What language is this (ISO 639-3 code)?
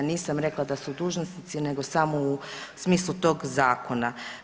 hrv